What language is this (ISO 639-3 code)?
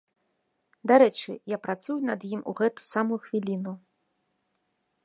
bel